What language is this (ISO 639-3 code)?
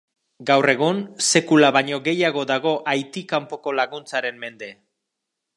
eus